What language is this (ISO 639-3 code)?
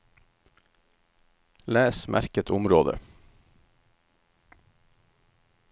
nor